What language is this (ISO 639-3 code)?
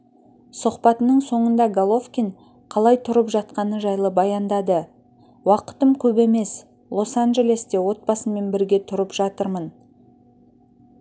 kaz